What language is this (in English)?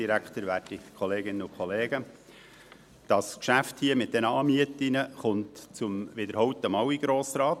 Swiss German